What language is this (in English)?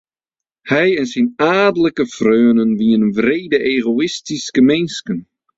Western Frisian